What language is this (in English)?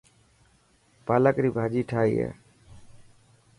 Dhatki